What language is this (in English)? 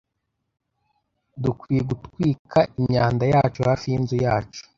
Kinyarwanda